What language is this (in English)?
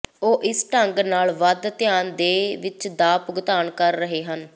Punjabi